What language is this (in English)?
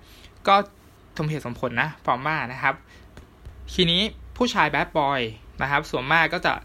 Thai